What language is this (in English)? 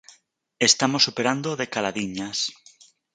Galician